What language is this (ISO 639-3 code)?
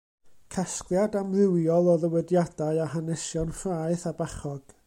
cym